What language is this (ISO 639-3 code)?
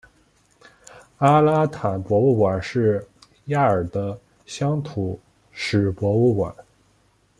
zho